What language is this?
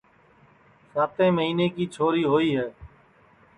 Sansi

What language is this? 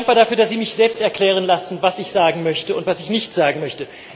German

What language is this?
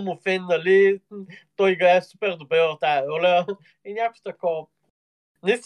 Bulgarian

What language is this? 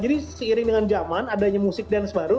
Indonesian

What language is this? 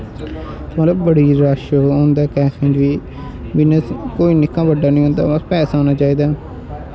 Dogri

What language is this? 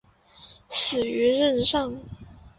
Chinese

